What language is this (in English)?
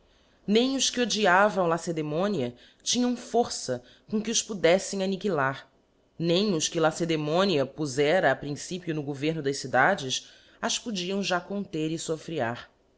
Portuguese